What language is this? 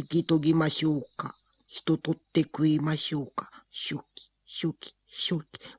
Japanese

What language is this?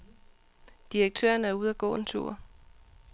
Danish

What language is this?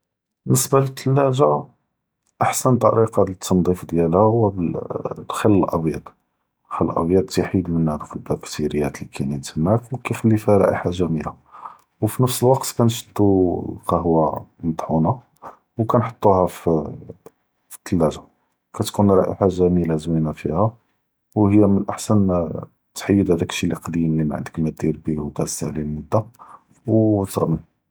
Judeo-Arabic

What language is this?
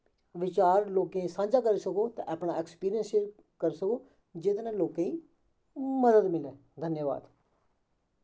Dogri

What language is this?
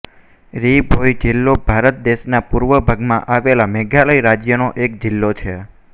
Gujarati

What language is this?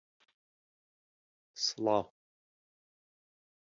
Central Kurdish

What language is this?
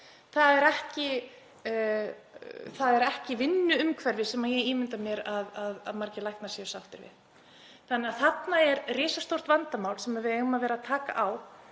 Icelandic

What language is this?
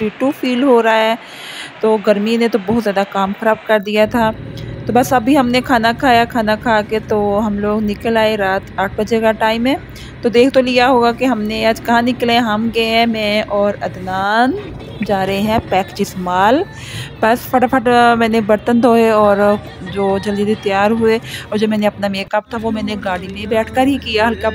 Hindi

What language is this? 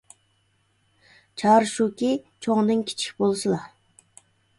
Uyghur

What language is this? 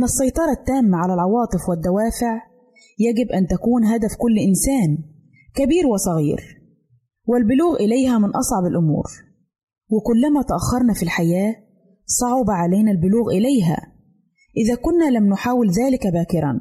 Arabic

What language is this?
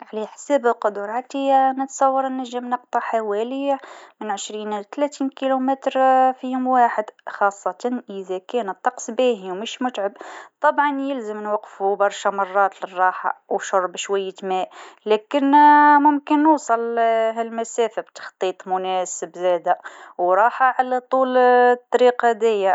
Tunisian Arabic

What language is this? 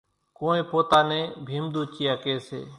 Kachi Koli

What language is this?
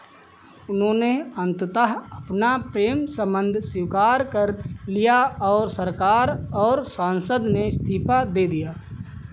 Hindi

